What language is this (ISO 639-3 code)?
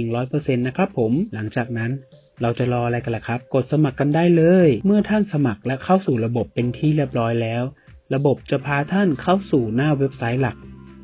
tha